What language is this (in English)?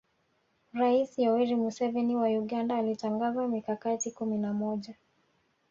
Swahili